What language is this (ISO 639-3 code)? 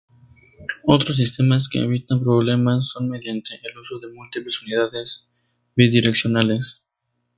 spa